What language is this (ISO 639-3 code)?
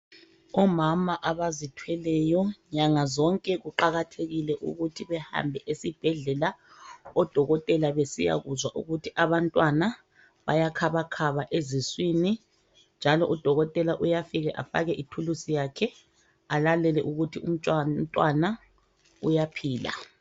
nde